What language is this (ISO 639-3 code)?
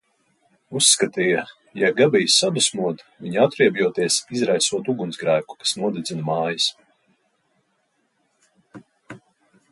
lav